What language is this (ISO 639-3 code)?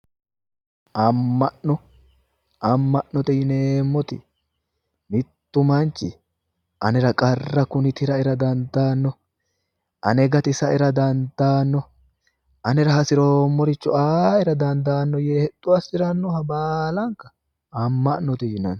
sid